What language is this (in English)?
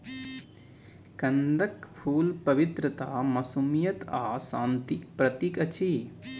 Maithili